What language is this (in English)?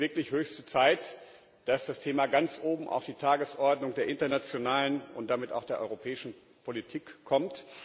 German